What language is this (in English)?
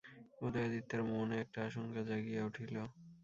Bangla